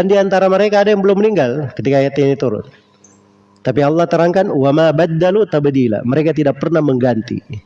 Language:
Indonesian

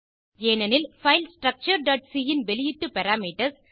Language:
Tamil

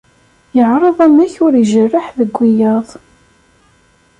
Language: Kabyle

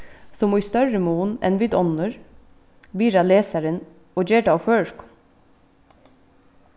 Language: Faroese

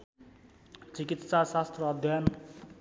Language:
Nepali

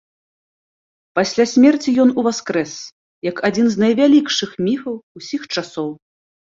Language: Belarusian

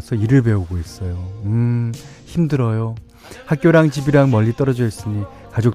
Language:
Korean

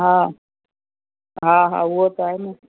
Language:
Sindhi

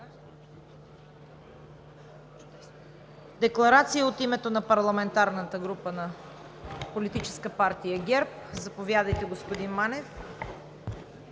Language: Bulgarian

